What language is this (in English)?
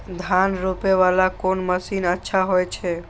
Maithili